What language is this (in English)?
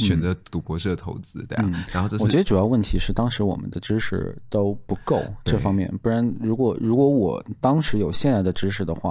Chinese